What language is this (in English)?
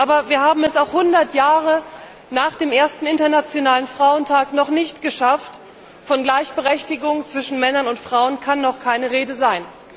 German